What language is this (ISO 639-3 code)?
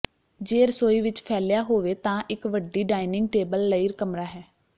pan